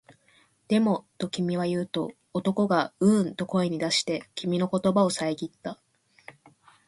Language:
Japanese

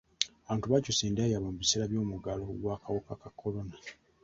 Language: Ganda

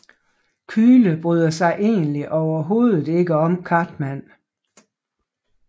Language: Danish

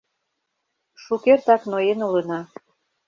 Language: Mari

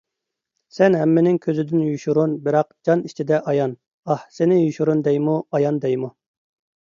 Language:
Uyghur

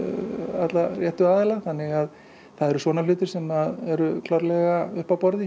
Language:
Icelandic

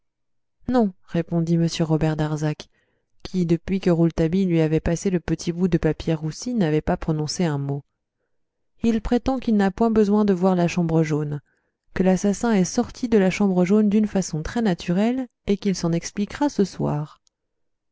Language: French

